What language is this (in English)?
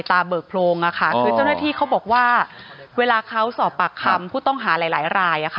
Thai